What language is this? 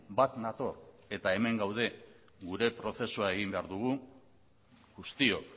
Basque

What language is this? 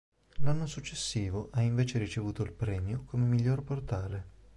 Italian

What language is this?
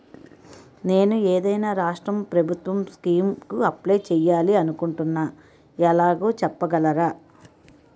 Telugu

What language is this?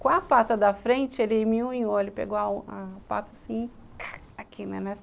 Portuguese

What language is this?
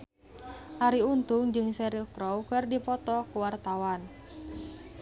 Sundanese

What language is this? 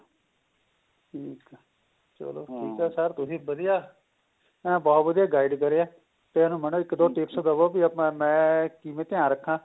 Punjabi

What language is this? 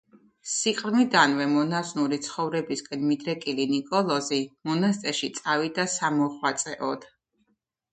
Georgian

